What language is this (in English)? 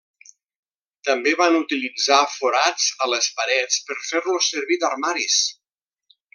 Catalan